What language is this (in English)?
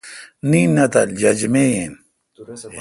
Kalkoti